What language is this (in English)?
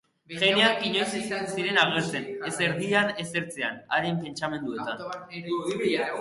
Basque